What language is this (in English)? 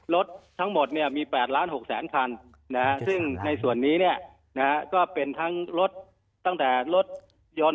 Thai